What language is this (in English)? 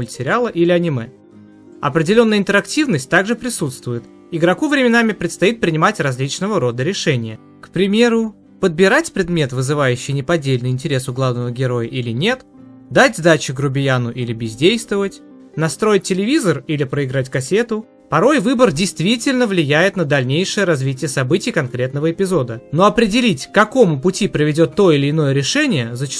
Russian